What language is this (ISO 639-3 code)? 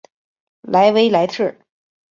zho